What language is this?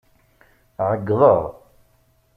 Kabyle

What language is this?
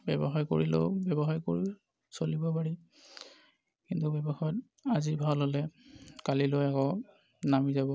Assamese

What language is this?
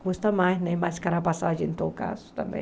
Portuguese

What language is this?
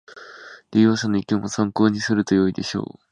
Japanese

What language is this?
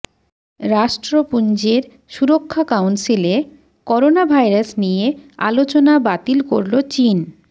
Bangla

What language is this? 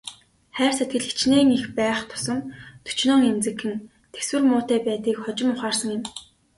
Mongolian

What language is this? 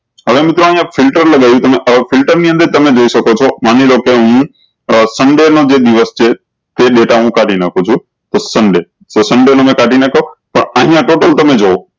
Gujarati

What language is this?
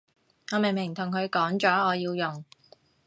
Cantonese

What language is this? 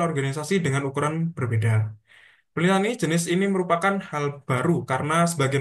Indonesian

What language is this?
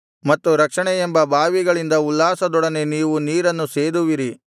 Kannada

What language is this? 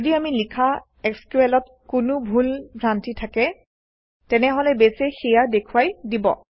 Assamese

